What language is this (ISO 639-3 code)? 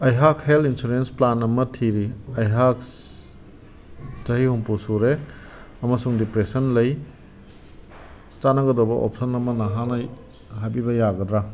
mni